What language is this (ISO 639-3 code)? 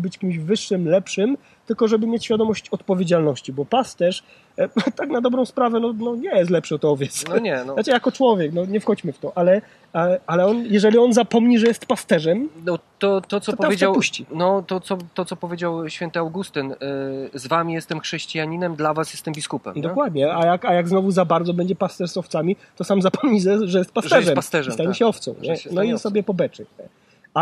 pol